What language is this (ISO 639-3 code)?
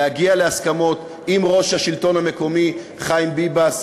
heb